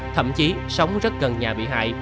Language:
Vietnamese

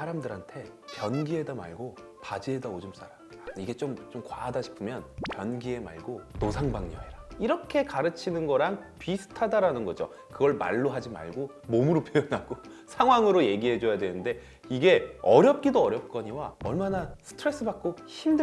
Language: Korean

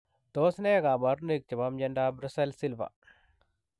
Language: Kalenjin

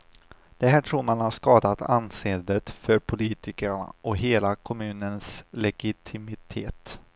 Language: Swedish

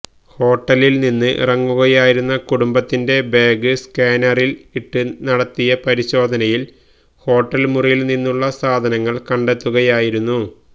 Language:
Malayalam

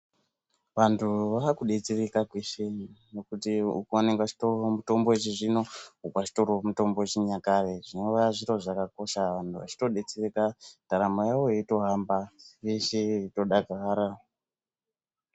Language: Ndau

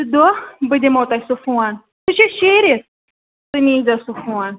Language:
Kashmiri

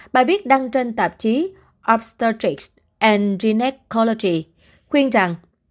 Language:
Vietnamese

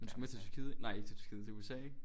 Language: Danish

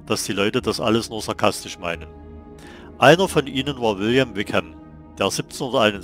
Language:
German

